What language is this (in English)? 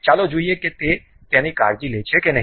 Gujarati